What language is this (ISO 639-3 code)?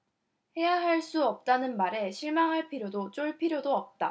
kor